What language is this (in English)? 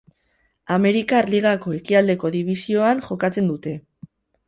Basque